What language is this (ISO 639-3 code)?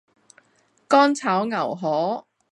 yue